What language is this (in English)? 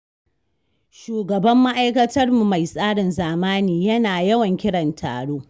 Hausa